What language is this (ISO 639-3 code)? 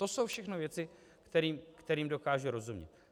ces